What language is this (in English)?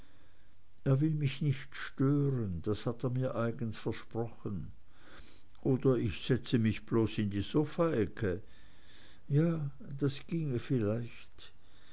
German